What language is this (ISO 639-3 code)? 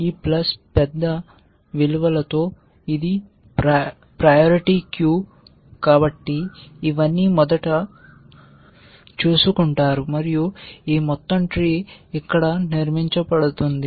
tel